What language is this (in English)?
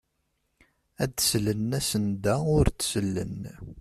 Kabyle